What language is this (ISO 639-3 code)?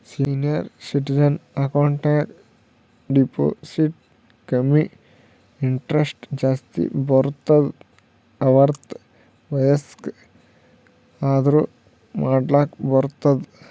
kan